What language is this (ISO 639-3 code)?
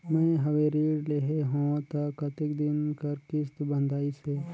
hne